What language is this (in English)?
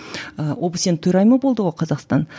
Kazakh